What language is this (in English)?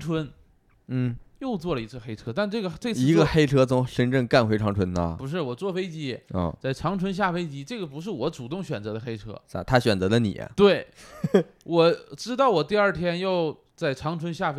Chinese